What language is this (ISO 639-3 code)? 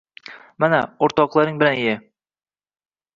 uzb